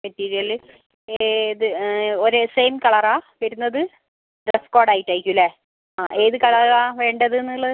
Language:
Malayalam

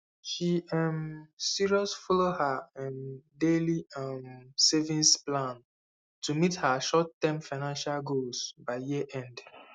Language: Nigerian Pidgin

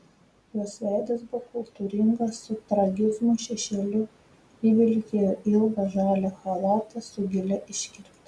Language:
Lithuanian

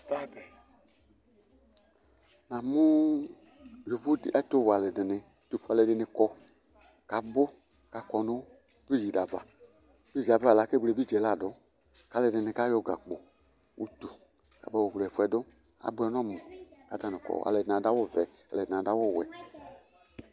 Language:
Ikposo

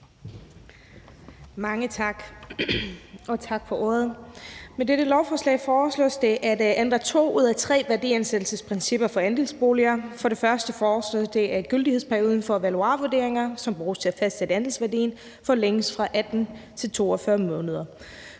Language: Danish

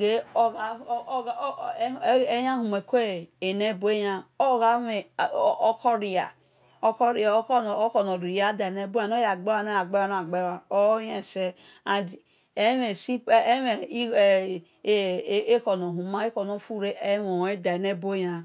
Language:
Esan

